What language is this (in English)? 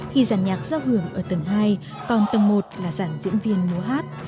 Vietnamese